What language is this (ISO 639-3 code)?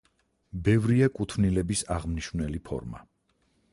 kat